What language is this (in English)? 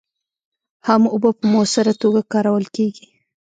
Pashto